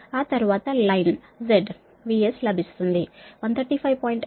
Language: Telugu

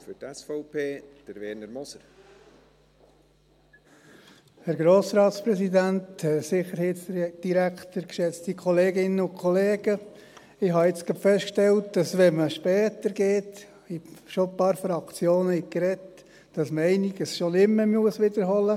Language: Swiss German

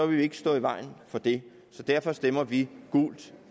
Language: Danish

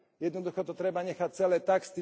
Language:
Slovak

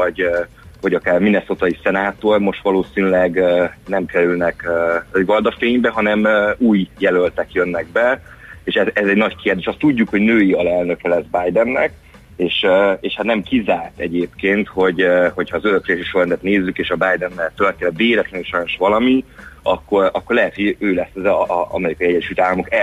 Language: Hungarian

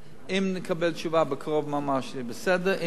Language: Hebrew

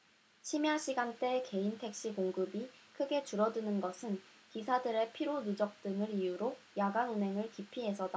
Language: Korean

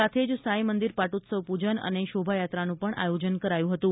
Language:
Gujarati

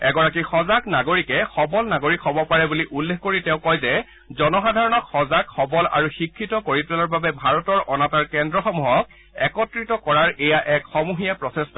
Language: Assamese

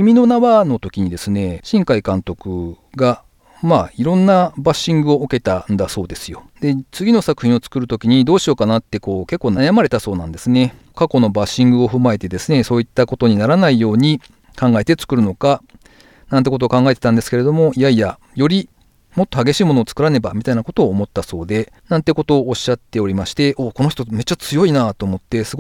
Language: Japanese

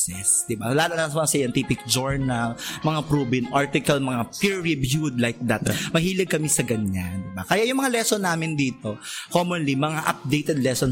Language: Filipino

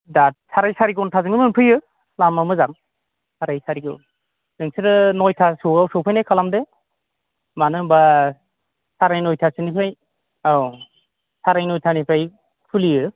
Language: Bodo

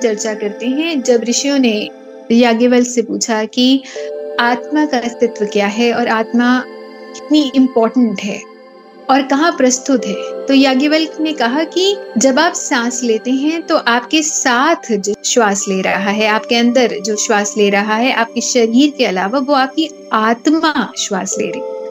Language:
Hindi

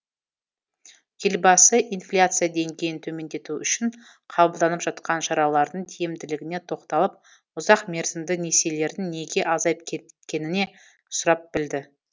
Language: Kazakh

